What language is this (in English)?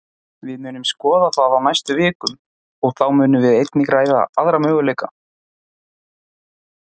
Icelandic